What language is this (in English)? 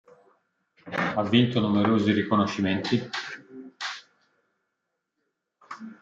Italian